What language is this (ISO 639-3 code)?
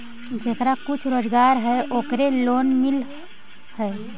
mag